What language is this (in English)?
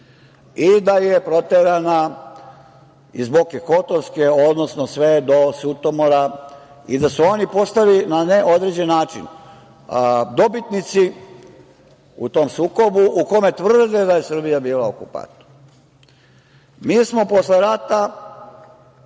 Serbian